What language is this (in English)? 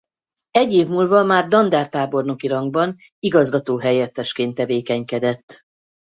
Hungarian